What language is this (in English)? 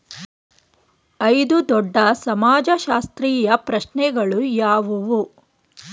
Kannada